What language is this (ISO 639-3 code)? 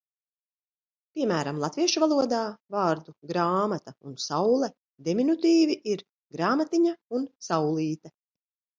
lav